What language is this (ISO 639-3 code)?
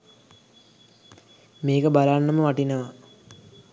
sin